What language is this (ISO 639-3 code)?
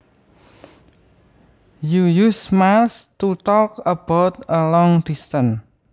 jav